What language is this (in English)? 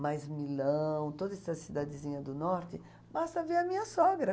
Portuguese